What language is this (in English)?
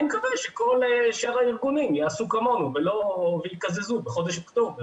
Hebrew